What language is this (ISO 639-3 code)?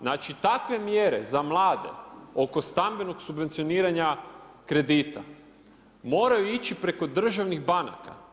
hrv